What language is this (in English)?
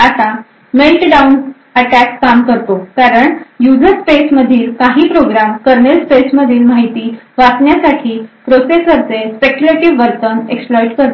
Marathi